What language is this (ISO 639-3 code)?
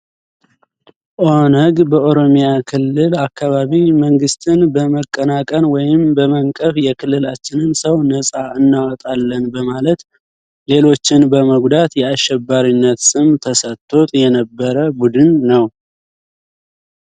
amh